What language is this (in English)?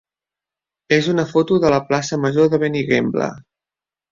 Catalan